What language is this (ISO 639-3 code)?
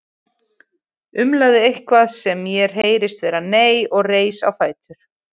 isl